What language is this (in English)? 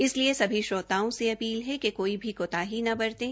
Hindi